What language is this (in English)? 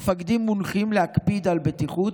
Hebrew